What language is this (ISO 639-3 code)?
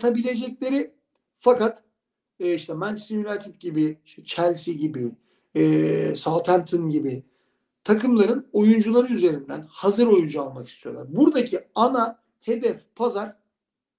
tur